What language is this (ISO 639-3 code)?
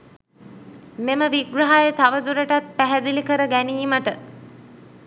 sin